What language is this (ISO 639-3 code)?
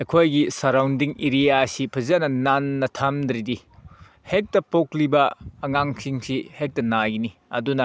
mni